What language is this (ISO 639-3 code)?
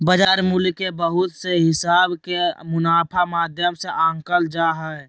mag